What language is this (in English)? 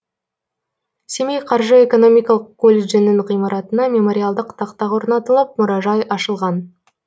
Kazakh